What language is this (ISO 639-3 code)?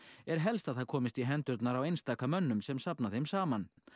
isl